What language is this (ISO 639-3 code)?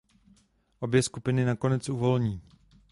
ces